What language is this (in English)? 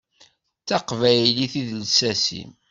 Kabyle